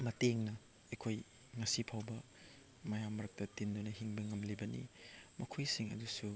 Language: Manipuri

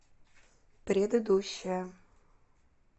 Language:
Russian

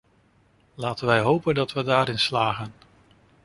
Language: Dutch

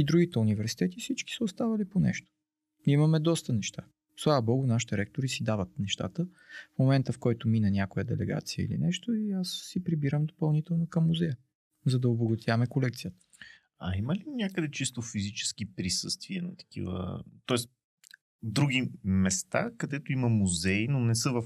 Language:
Bulgarian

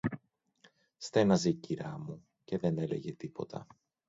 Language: Greek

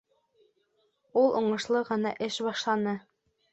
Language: Bashkir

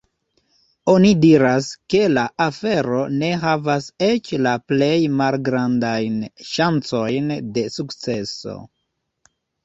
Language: Esperanto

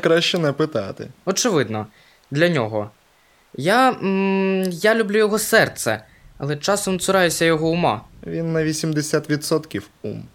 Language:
Ukrainian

